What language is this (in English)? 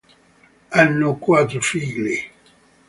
Italian